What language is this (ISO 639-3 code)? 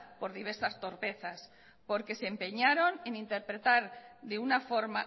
spa